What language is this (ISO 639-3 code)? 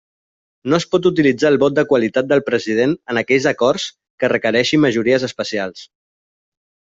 cat